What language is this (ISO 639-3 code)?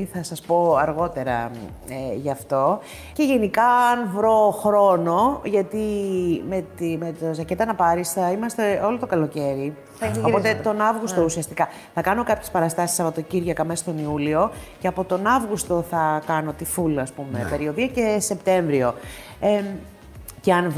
ell